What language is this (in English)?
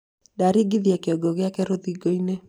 Kikuyu